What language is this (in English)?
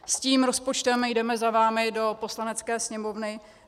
Czech